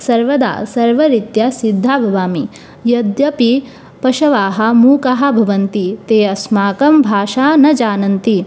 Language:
Sanskrit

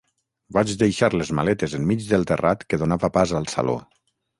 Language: Catalan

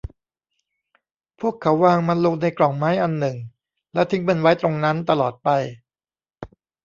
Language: Thai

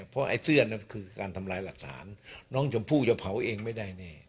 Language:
Thai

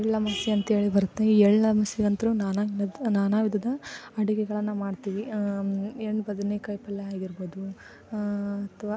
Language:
Kannada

